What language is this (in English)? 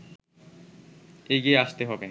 Bangla